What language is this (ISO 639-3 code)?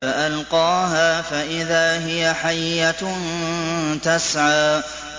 ara